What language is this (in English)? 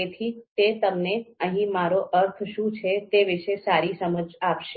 Gujarati